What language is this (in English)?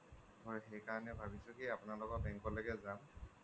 Assamese